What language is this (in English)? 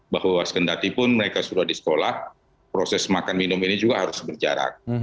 Indonesian